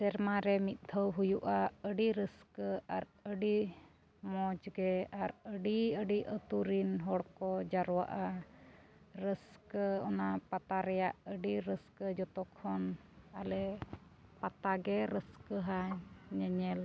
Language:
Santali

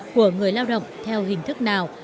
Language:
Vietnamese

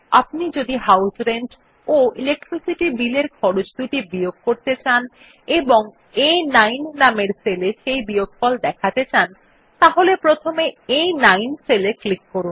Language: Bangla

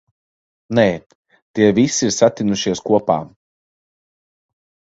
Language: Latvian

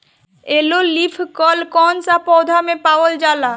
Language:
Bhojpuri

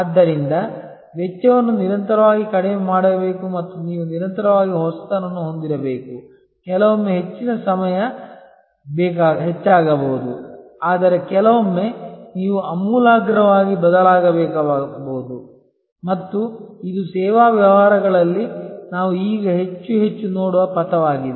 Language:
Kannada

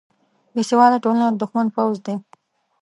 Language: Pashto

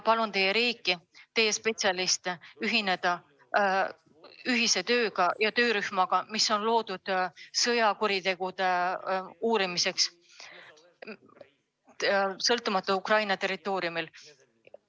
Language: Estonian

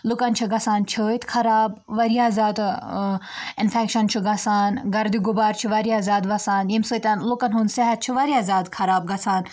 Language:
Kashmiri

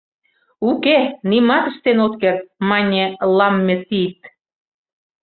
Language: Mari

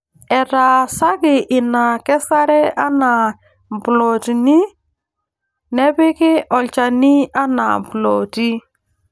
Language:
Masai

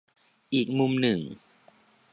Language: Thai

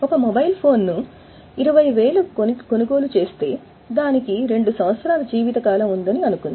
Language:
Telugu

